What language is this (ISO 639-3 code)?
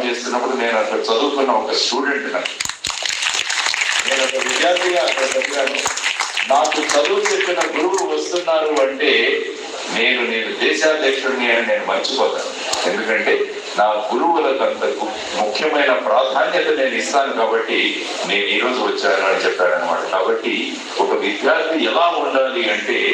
ron